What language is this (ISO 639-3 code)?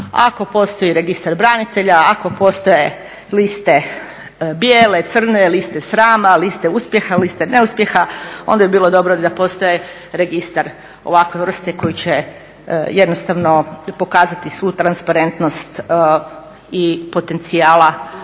hrv